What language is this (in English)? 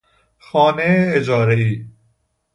Persian